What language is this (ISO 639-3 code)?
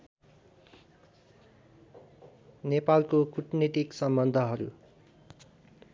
nep